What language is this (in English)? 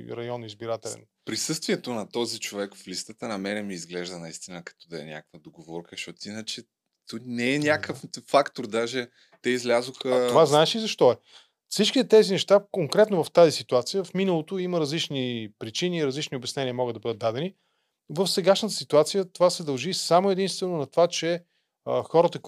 Bulgarian